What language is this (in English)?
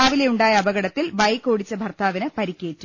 Malayalam